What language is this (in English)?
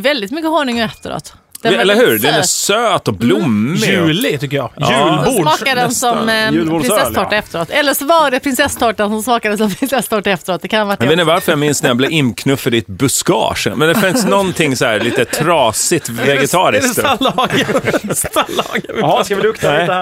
Swedish